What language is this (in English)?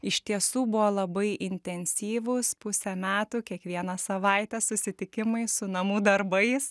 Lithuanian